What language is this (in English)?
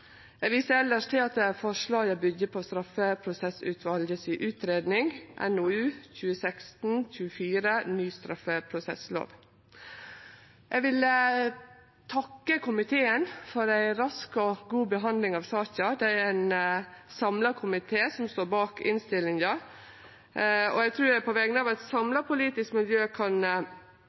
Norwegian Nynorsk